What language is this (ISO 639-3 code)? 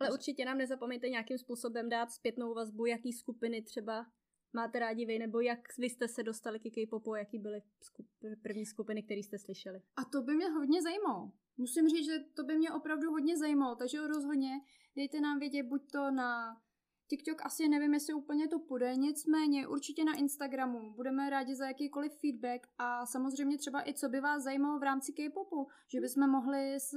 ces